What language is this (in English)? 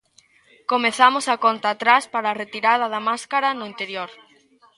Galician